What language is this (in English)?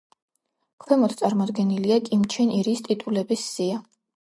Georgian